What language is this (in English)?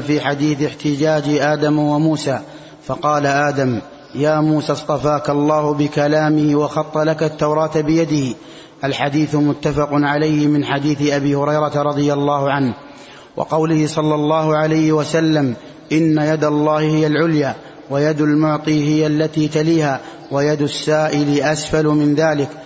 Arabic